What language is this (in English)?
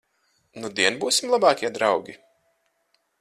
Latvian